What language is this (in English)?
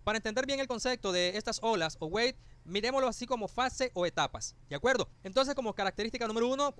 Spanish